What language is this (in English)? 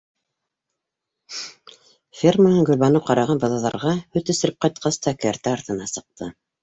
Bashkir